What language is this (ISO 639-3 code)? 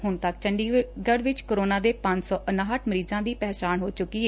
pan